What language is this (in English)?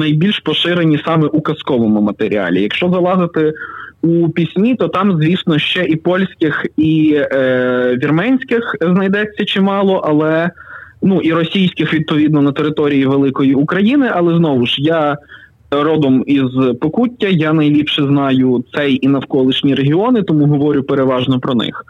Ukrainian